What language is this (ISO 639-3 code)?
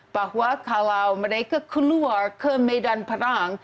ind